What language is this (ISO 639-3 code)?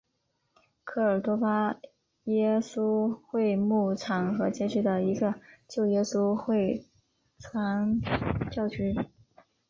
zho